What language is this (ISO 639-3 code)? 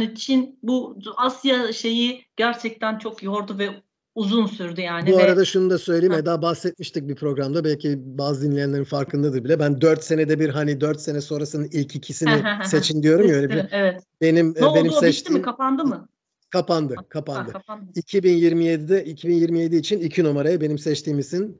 tur